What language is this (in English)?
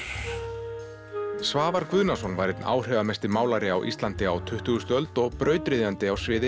Icelandic